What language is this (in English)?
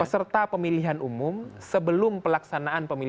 Indonesian